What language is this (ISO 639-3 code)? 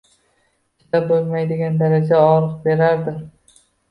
uzb